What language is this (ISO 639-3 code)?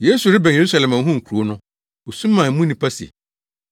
aka